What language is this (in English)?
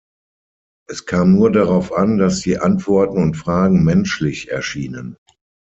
German